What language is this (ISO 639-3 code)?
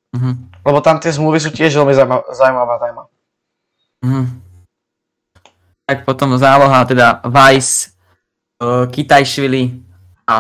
slk